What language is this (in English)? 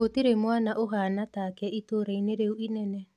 Kikuyu